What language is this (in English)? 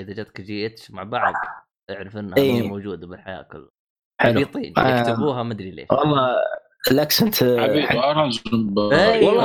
Arabic